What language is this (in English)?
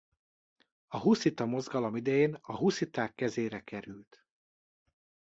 Hungarian